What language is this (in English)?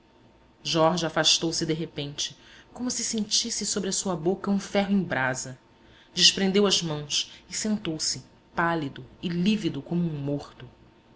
Portuguese